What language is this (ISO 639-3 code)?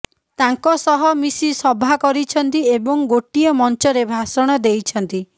ori